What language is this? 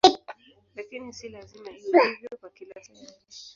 Swahili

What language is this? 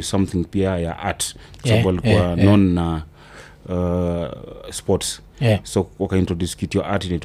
Swahili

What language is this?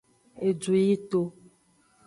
Aja (Benin)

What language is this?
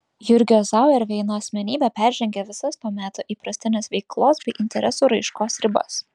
Lithuanian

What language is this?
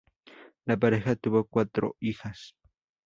Spanish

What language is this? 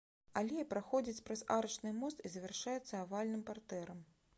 Belarusian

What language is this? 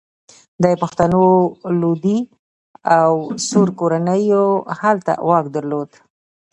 Pashto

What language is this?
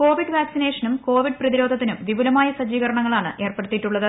Malayalam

